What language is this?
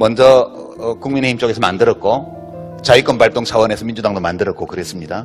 Korean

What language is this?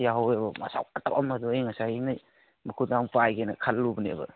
Manipuri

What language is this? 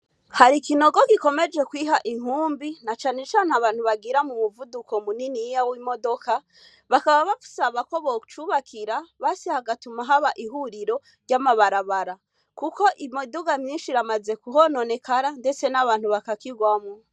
Rundi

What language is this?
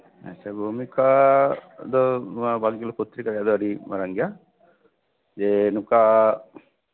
Santali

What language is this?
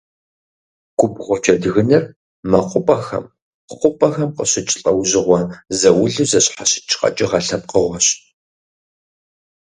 Kabardian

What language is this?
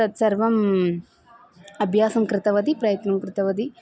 Sanskrit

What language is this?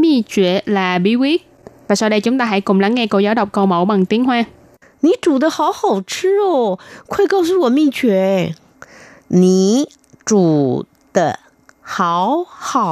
Vietnamese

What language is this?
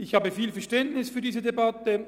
Swiss German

